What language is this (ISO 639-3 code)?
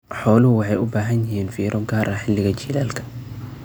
som